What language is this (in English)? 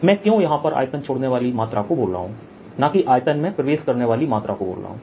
Hindi